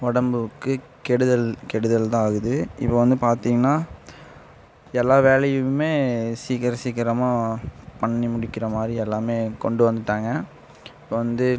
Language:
Tamil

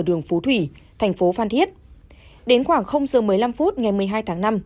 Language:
Vietnamese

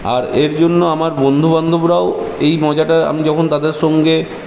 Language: Bangla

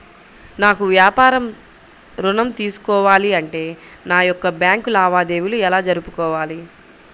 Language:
Telugu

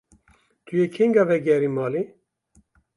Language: Kurdish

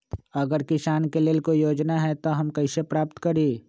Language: Magahi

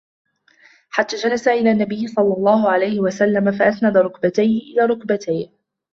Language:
Arabic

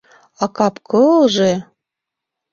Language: Mari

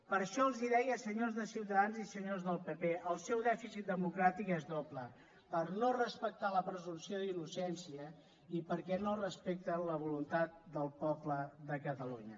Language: Catalan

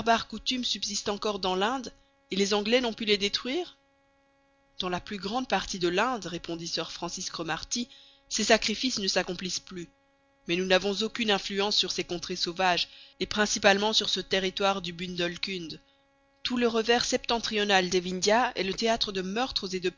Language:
French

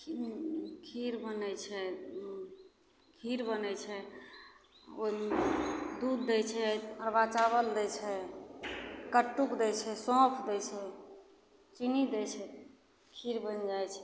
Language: Maithili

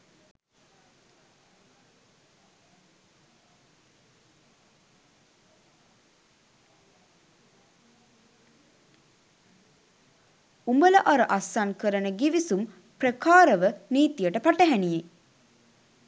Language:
Sinhala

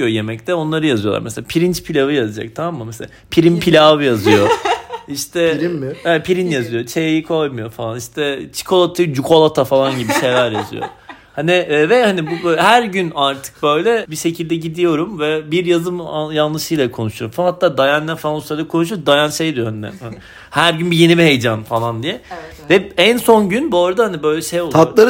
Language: Turkish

